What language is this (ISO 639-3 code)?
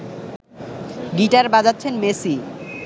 ben